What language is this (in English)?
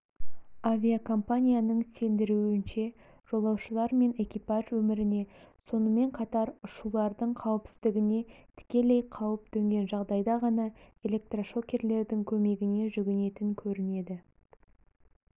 Kazakh